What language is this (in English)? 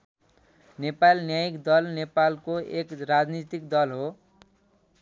Nepali